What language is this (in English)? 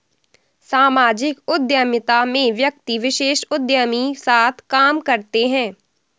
Hindi